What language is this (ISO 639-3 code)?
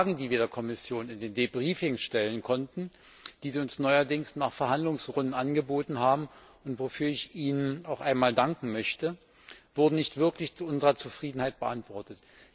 deu